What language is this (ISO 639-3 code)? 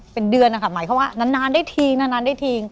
tha